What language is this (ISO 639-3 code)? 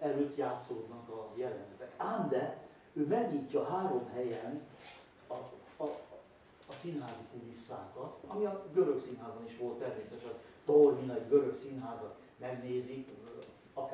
hun